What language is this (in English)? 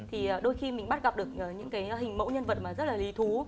Vietnamese